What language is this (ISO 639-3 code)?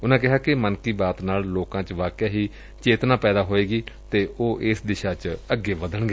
pan